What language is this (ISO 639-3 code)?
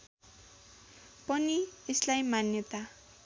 nep